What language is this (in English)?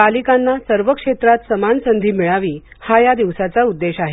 Marathi